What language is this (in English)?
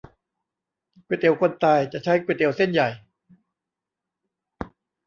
Thai